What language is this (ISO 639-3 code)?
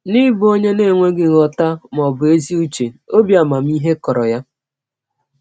ibo